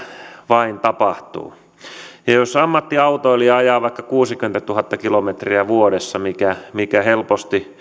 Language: Finnish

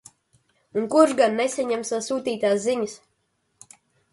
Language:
Latvian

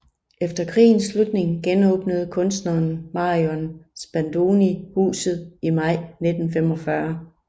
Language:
Danish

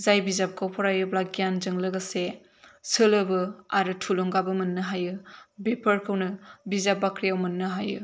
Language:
Bodo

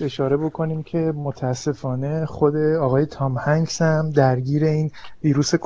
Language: Persian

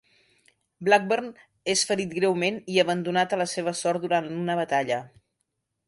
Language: Catalan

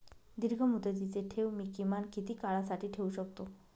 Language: Marathi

